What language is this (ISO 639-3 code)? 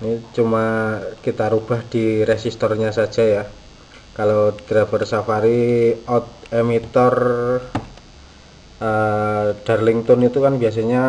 ind